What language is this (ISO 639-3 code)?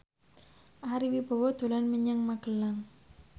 jav